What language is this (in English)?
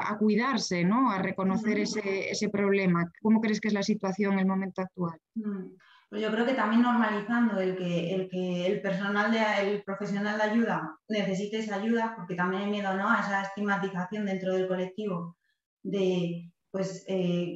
Spanish